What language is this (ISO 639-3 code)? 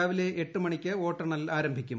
mal